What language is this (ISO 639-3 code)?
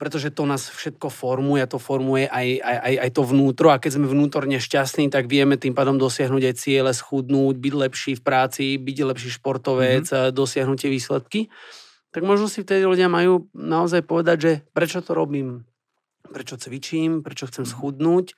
slk